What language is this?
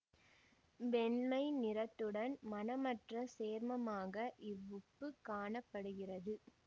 Tamil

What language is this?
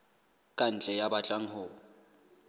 Southern Sotho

